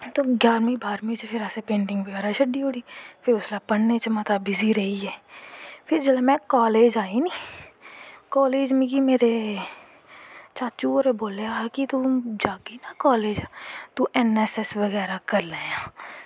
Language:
Dogri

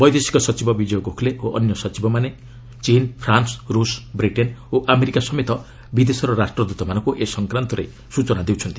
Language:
Odia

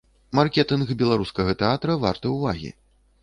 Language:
Belarusian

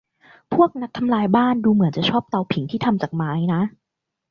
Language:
Thai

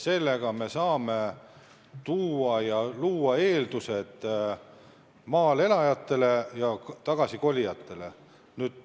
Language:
Estonian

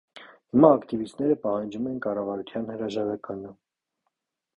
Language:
Armenian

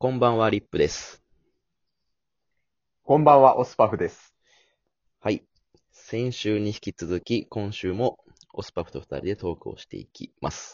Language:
Japanese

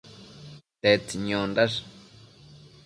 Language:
Matsés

